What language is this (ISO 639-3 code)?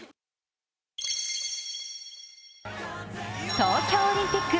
jpn